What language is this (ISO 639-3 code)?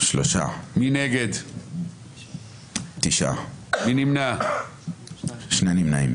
heb